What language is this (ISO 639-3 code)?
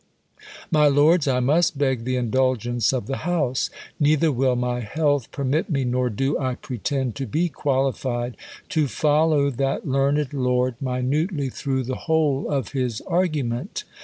eng